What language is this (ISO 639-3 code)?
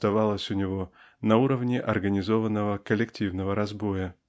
rus